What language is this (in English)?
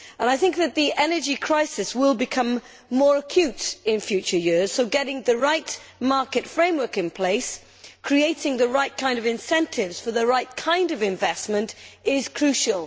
English